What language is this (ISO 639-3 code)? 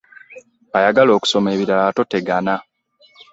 lug